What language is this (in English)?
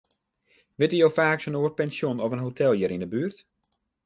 Western Frisian